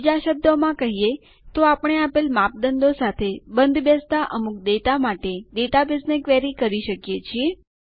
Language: Gujarati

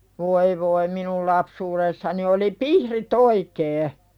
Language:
Finnish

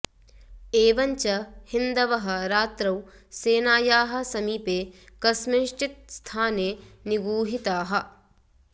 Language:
Sanskrit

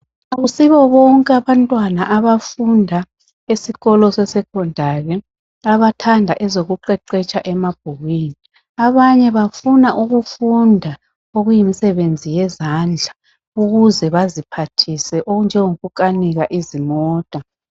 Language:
North Ndebele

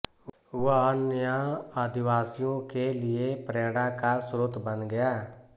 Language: Hindi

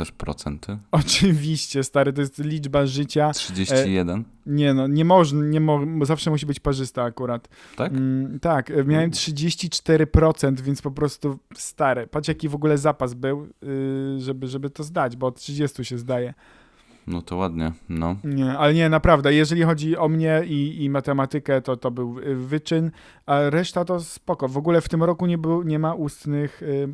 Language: Polish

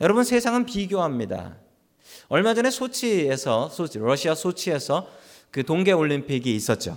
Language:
Korean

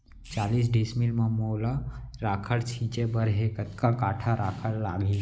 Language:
Chhattisgarhi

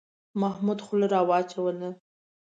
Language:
Pashto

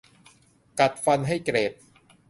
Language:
Thai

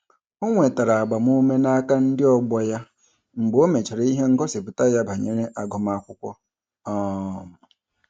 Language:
Igbo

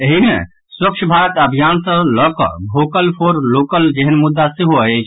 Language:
Maithili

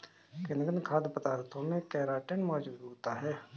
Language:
Hindi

